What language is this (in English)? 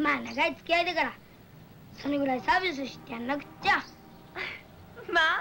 Japanese